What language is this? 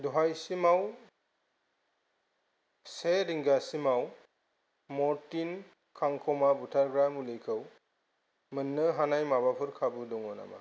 Bodo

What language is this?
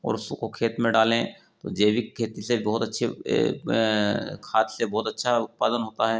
Hindi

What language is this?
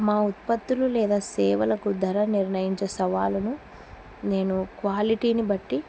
Telugu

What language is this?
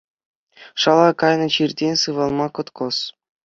Chuvash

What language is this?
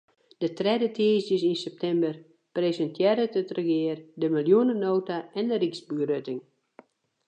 Western Frisian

